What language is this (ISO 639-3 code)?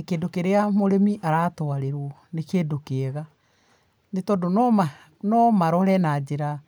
kik